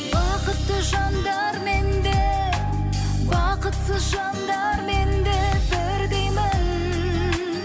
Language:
Kazakh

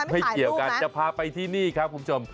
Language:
Thai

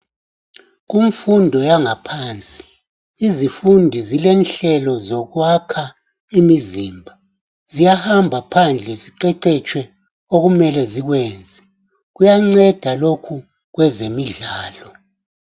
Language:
North Ndebele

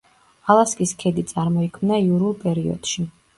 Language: Georgian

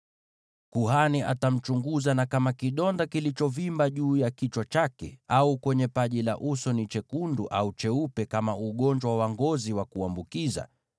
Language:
Swahili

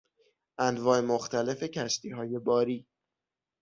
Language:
Persian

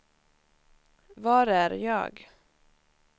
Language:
Swedish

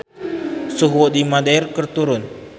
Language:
Sundanese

